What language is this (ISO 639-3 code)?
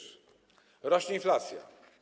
pol